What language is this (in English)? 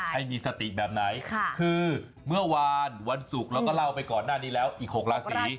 Thai